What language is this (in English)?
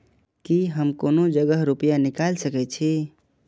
Maithili